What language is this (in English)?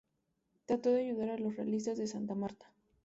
Spanish